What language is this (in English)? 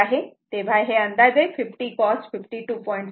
Marathi